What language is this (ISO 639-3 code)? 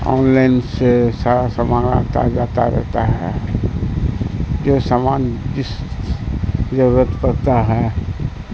urd